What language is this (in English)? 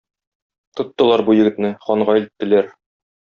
Tatar